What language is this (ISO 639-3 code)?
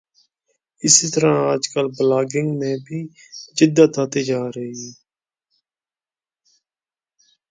urd